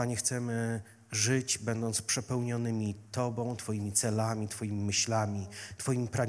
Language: Polish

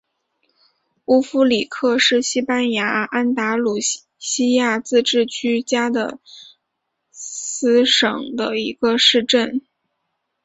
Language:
Chinese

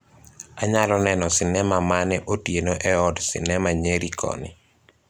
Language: Luo (Kenya and Tanzania)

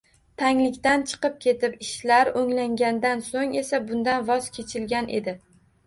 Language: Uzbek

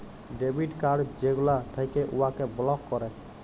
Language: Bangla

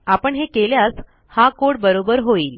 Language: Marathi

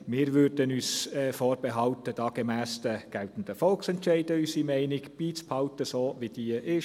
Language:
Swiss German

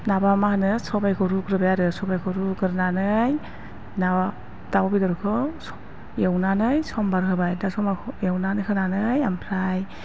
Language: Bodo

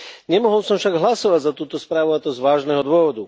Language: Slovak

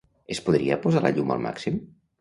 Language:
Catalan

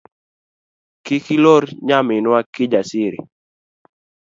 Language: Luo (Kenya and Tanzania)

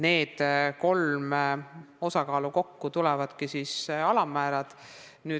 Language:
Estonian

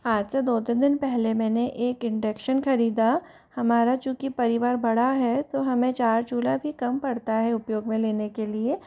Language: Hindi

